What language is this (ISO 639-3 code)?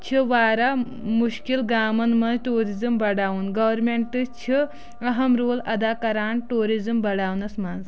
kas